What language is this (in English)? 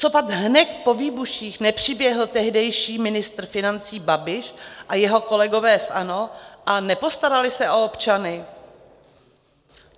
Czech